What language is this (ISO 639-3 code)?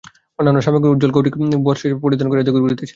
ben